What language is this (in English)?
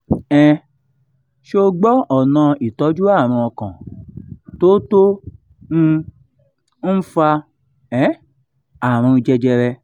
Yoruba